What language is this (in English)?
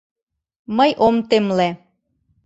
Mari